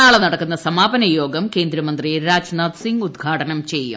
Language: Malayalam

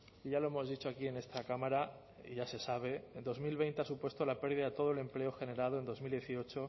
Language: Spanish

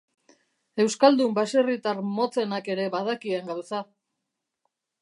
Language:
Basque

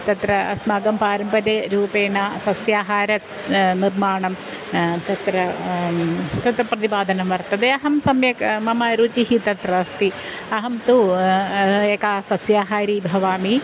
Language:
Sanskrit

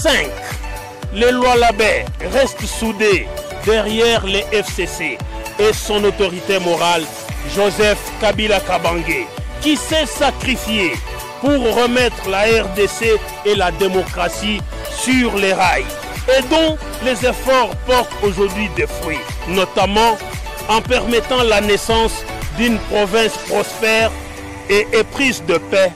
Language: French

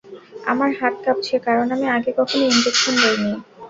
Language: Bangla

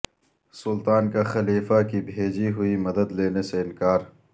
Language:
Urdu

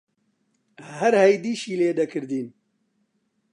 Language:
Central Kurdish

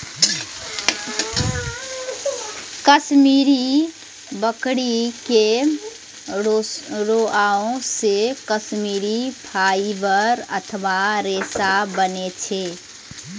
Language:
Maithili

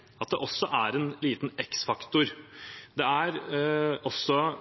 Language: Norwegian Bokmål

